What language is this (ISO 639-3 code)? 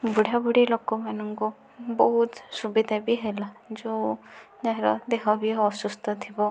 ori